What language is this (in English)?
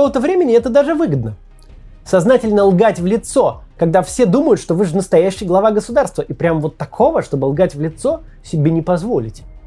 Russian